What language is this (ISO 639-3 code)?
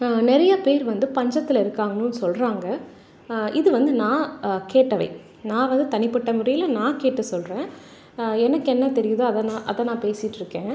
tam